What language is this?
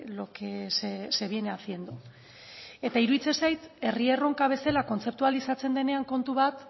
Basque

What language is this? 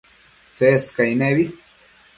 Matsés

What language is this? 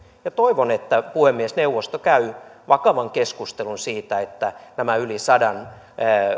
Finnish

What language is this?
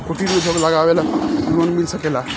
Bhojpuri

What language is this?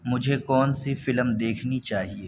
Urdu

